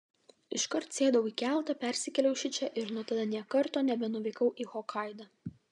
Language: Lithuanian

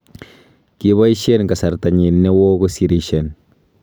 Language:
Kalenjin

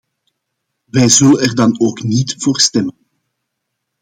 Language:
Dutch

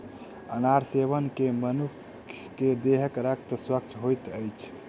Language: Maithili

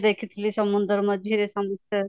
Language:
Odia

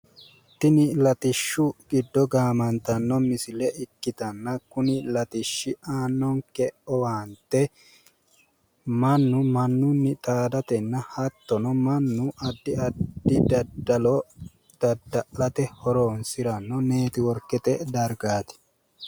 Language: Sidamo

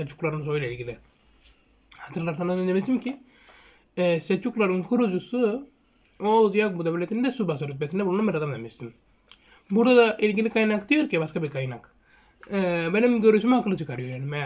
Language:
Turkish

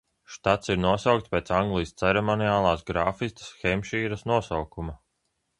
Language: Latvian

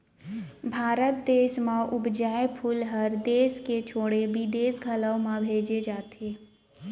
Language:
Chhattisgarhi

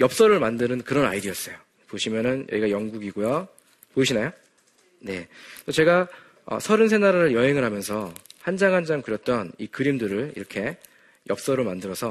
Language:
Korean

